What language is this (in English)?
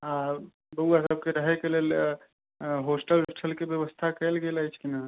Maithili